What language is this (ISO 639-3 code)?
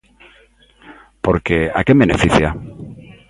glg